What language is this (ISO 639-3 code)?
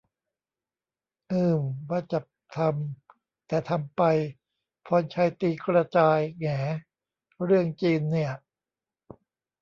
tha